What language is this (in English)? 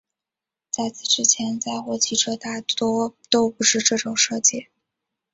Chinese